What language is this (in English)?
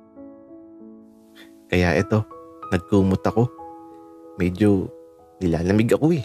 Filipino